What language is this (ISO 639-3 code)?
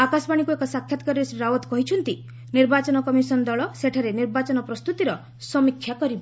ori